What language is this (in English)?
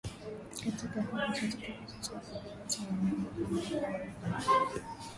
Swahili